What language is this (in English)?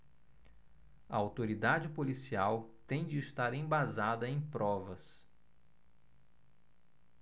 Portuguese